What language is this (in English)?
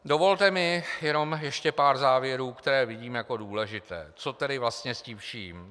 Czech